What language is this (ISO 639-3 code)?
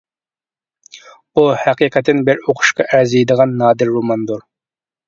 uig